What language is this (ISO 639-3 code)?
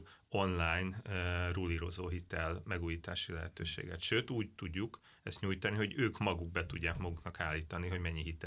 hun